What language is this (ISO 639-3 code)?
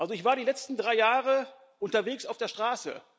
deu